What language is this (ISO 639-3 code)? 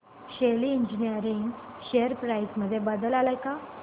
mar